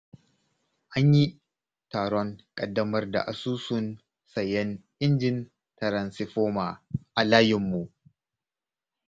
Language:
Hausa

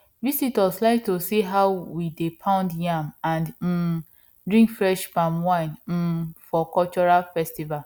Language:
Nigerian Pidgin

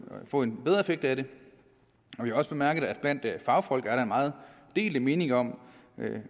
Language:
Danish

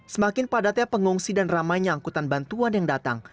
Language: Indonesian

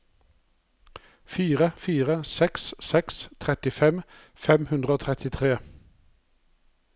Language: Norwegian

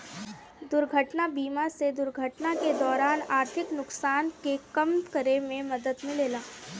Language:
Bhojpuri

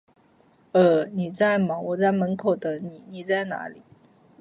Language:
Chinese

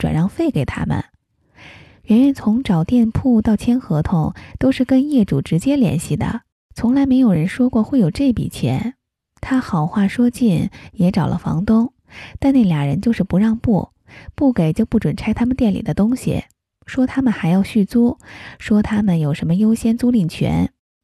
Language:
Chinese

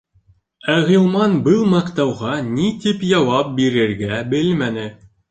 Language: Bashkir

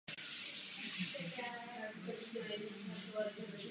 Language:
Czech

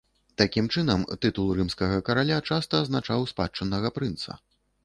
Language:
Belarusian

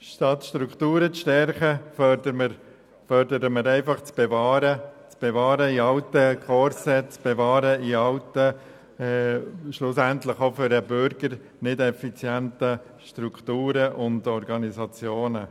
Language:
Swiss German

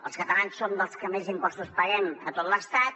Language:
Catalan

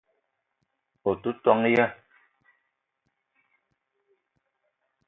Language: Eton (Cameroon)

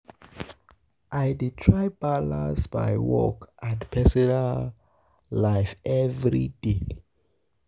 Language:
Nigerian Pidgin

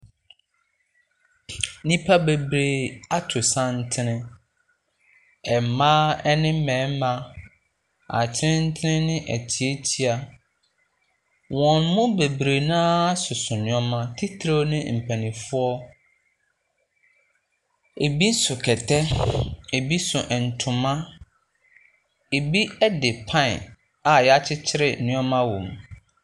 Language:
Akan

